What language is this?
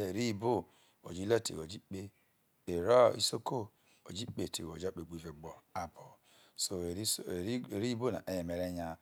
Isoko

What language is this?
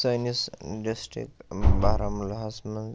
Kashmiri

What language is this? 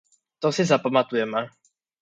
Czech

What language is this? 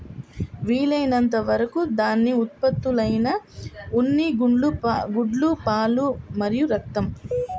Telugu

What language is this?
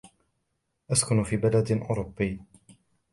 Arabic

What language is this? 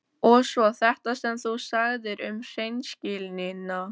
Icelandic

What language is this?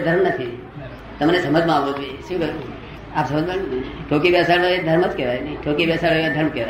Gujarati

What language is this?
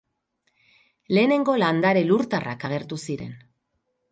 Basque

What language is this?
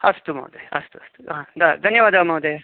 Sanskrit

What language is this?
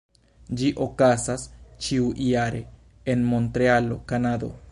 Esperanto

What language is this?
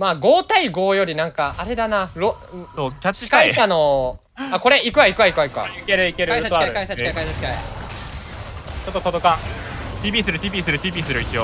Japanese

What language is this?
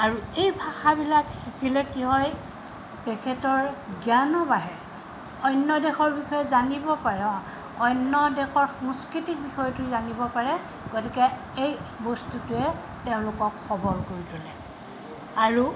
Assamese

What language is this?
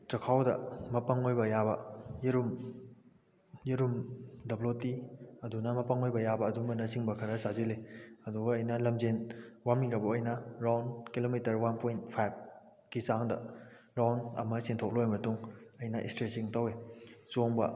Manipuri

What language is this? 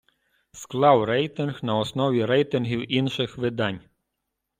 Ukrainian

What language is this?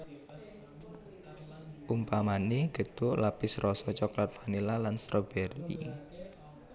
Javanese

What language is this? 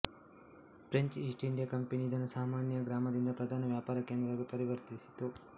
Kannada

